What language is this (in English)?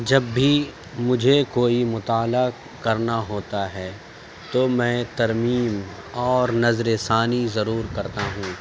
Urdu